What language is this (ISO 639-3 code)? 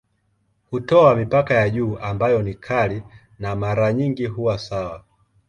swa